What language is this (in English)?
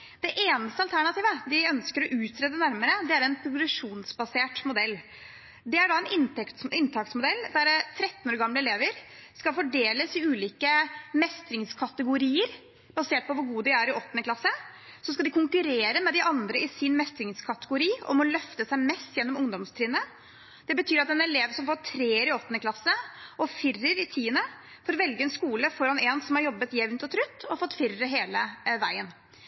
Norwegian Bokmål